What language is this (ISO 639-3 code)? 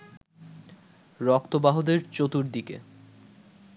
ben